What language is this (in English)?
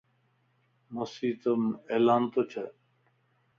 Lasi